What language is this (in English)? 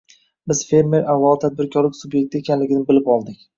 Uzbek